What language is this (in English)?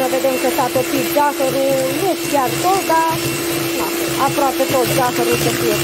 Romanian